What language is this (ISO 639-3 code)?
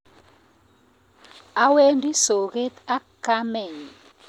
kln